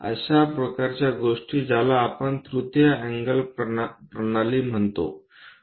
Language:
Marathi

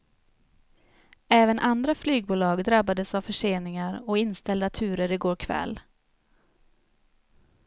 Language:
Swedish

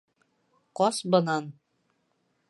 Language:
Bashkir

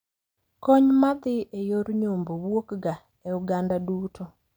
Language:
Luo (Kenya and Tanzania)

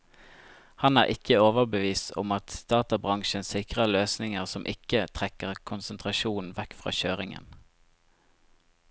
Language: Norwegian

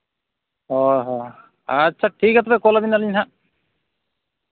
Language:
Santali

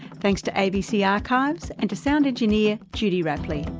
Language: English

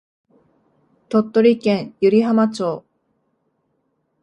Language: Japanese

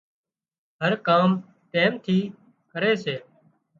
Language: Wadiyara Koli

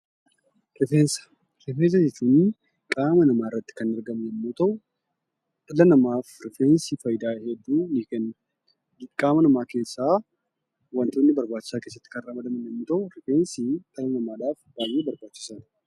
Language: Oromo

